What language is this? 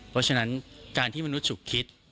Thai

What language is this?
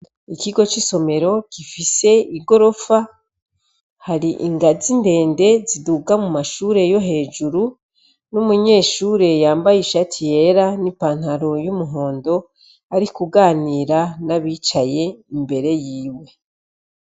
Rundi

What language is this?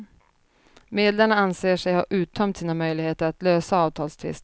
Swedish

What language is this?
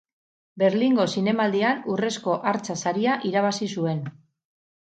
Basque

